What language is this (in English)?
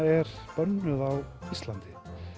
Icelandic